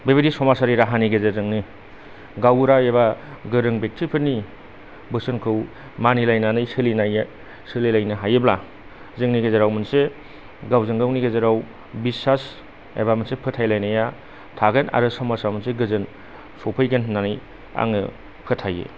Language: Bodo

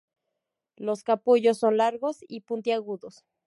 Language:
Spanish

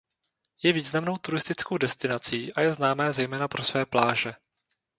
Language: Czech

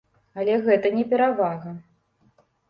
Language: Belarusian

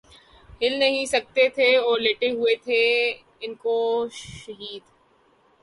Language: Urdu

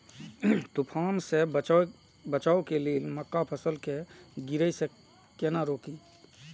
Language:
Maithili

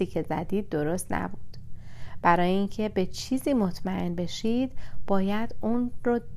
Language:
Persian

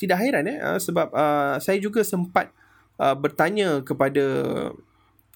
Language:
Malay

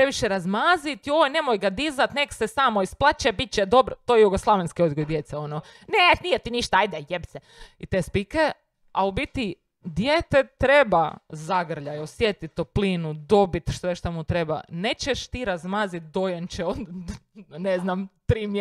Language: Croatian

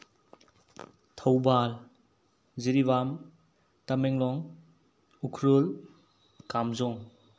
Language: Manipuri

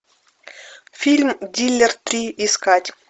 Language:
Russian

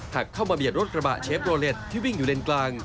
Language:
Thai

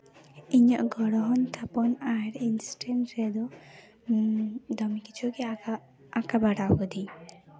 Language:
Santali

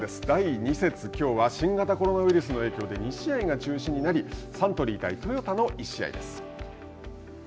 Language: Japanese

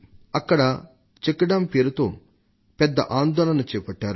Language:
Telugu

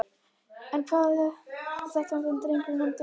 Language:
Icelandic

